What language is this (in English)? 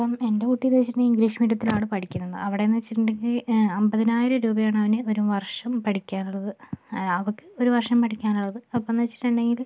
Malayalam